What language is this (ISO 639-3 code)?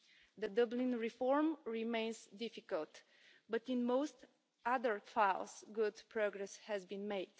eng